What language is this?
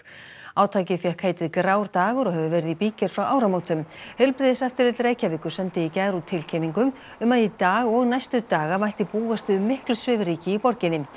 Icelandic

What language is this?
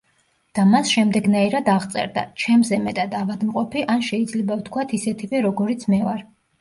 Georgian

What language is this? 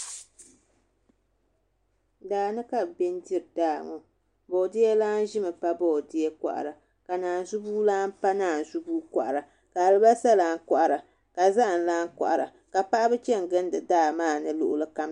Dagbani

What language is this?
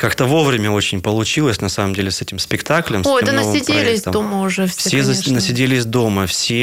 Russian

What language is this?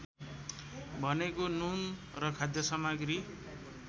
Nepali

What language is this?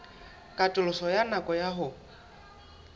Southern Sotho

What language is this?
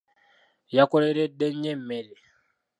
Ganda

